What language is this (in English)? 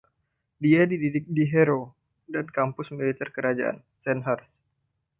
Indonesian